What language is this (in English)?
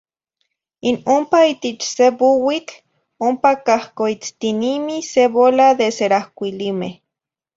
Zacatlán-Ahuacatlán-Tepetzintla Nahuatl